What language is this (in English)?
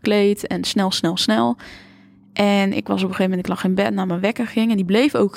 Dutch